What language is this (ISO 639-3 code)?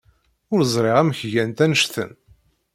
kab